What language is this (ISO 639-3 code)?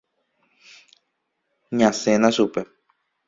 grn